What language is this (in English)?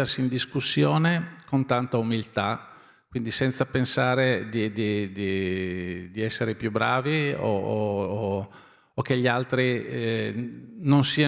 Italian